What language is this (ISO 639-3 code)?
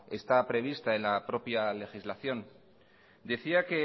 spa